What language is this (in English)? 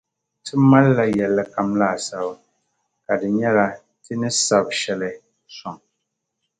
Dagbani